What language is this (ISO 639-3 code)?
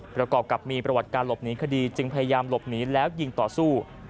tha